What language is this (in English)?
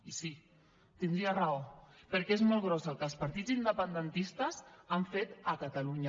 Catalan